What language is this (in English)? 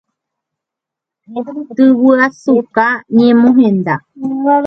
Guarani